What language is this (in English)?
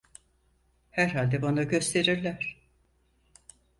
Turkish